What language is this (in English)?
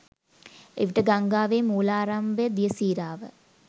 Sinhala